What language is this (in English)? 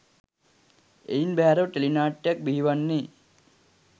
Sinhala